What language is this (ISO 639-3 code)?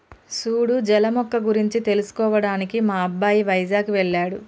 tel